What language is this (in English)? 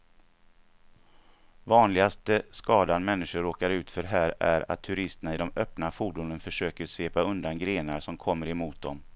Swedish